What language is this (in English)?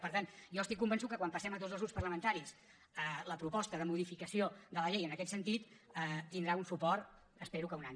Catalan